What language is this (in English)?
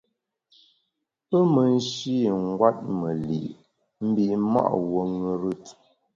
Bamun